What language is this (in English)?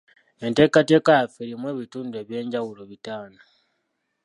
Ganda